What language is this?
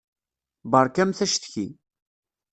Kabyle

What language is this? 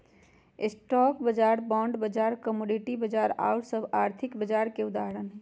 Magahi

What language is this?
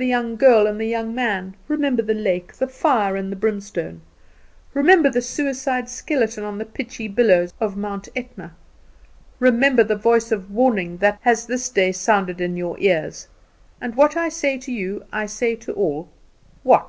English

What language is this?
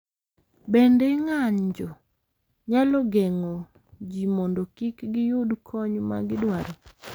Luo (Kenya and Tanzania)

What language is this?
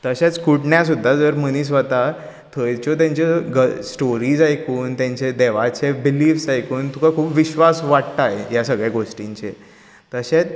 Konkani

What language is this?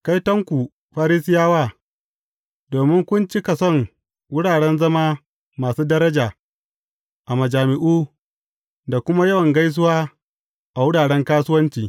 Hausa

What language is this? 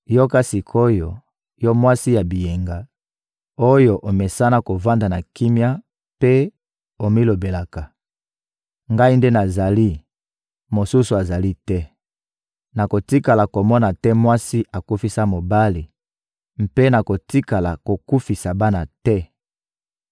Lingala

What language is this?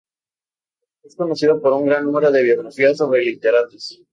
Spanish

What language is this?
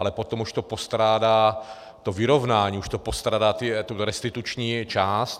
Czech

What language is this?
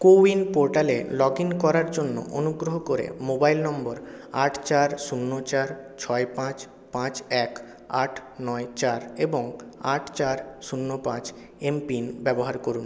Bangla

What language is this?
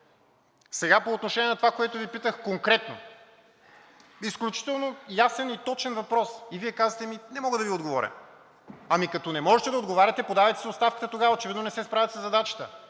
Bulgarian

